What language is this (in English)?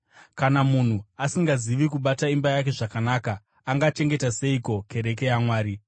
Shona